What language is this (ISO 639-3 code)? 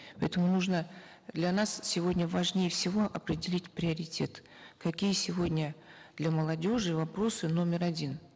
kaz